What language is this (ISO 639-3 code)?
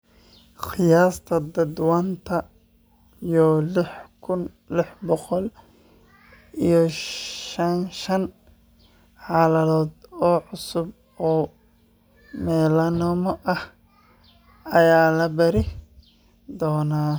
som